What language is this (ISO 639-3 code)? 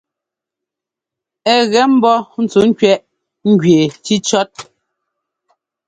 jgo